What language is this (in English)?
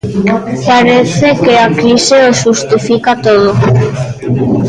Galician